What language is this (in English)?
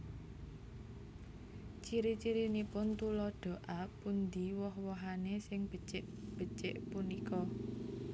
Javanese